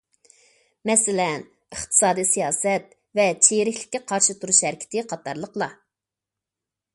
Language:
Uyghur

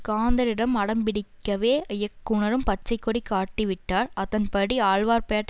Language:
Tamil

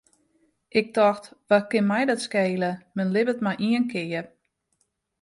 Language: Western Frisian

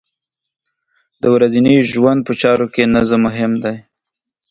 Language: Pashto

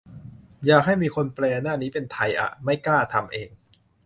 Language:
Thai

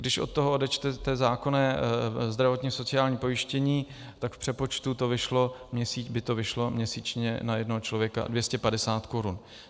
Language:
Czech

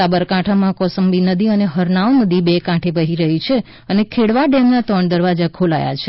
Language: Gujarati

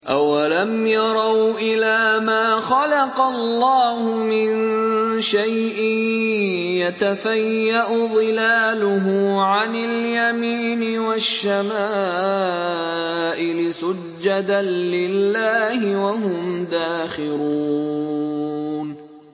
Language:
Arabic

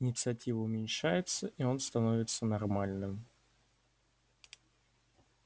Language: Russian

